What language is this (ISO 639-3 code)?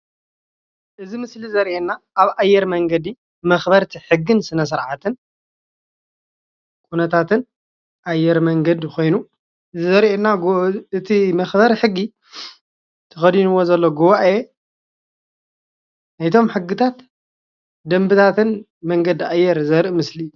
tir